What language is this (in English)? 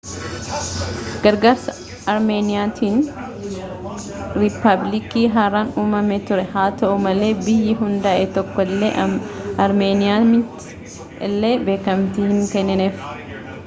Oromo